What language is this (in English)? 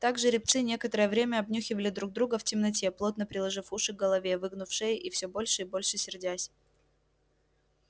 Russian